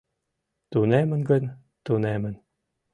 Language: Mari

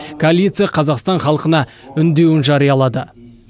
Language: Kazakh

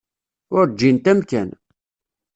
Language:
Kabyle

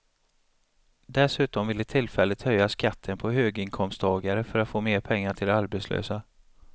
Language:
Swedish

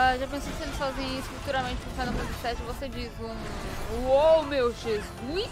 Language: Portuguese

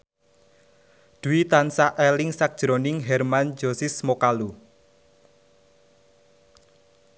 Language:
Javanese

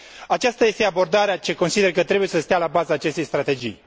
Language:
Romanian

